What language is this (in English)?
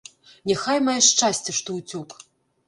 Belarusian